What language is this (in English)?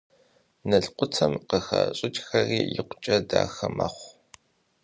Kabardian